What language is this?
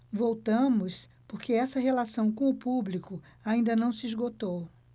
Portuguese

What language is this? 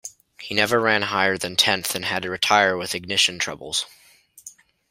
English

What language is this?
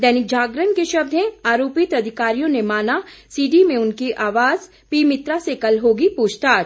Hindi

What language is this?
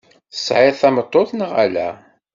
Kabyle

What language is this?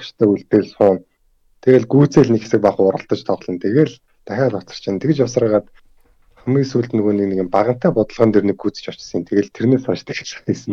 Korean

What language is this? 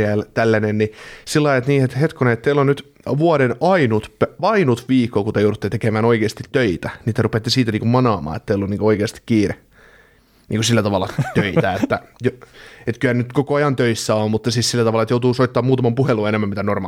Finnish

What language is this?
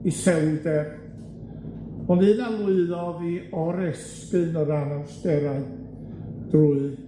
Welsh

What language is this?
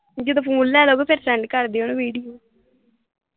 Punjabi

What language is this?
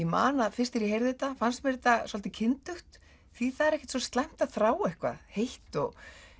Icelandic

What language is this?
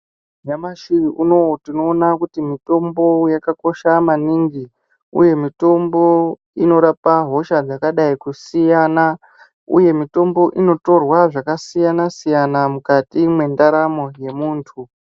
Ndau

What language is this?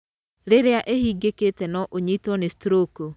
Kikuyu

